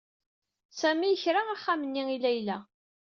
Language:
Kabyle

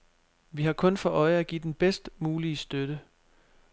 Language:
Danish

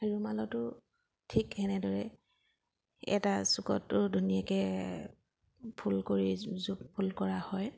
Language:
Assamese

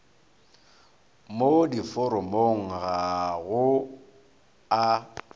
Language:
Northern Sotho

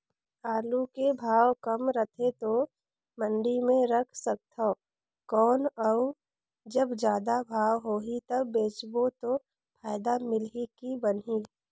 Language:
Chhattisgarhi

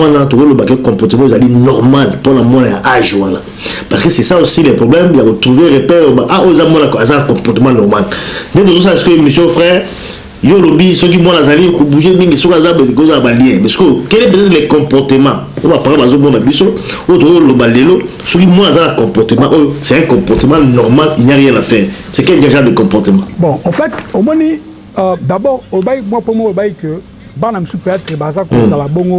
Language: French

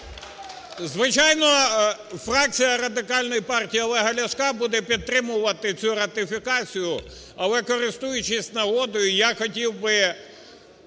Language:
Ukrainian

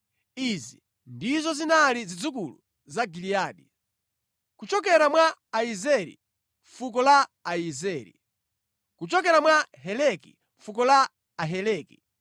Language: Nyanja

